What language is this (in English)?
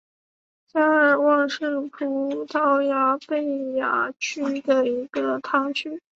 Chinese